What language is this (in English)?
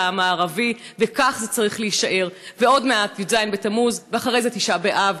Hebrew